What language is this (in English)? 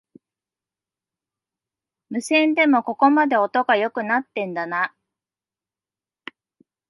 Japanese